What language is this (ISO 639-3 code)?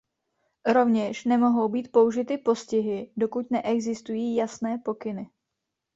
ces